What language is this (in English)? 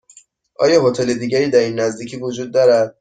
Persian